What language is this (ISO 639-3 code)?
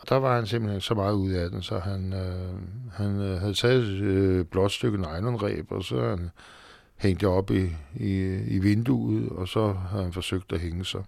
dan